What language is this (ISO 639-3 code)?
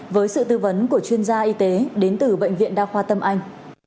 vie